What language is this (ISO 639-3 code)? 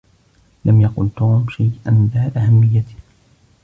ara